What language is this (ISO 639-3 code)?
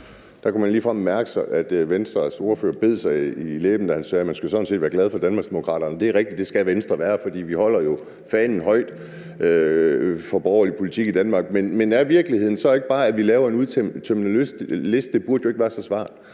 dan